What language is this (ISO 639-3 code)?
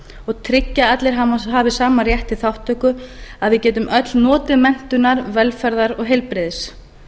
isl